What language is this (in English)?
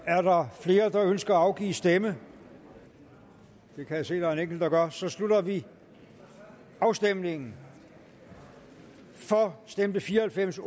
Danish